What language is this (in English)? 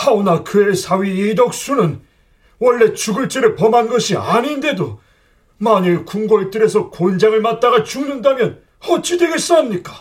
Korean